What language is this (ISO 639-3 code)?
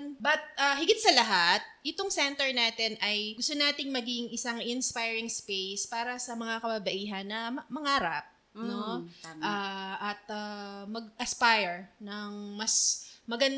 fil